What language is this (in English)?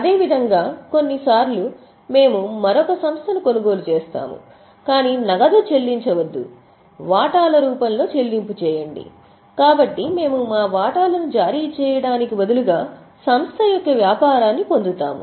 Telugu